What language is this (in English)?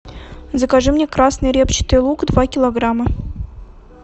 Russian